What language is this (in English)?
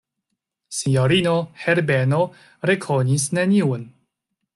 Esperanto